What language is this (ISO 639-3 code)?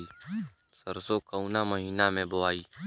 bho